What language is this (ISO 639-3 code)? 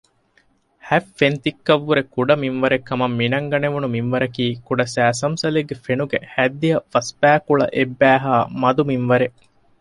div